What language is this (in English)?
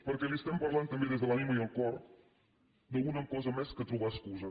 Catalan